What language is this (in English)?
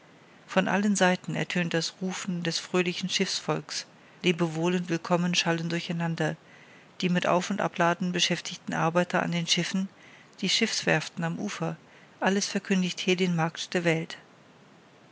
German